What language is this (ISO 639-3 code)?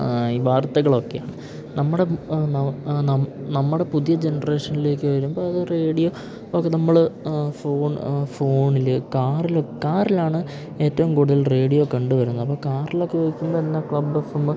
mal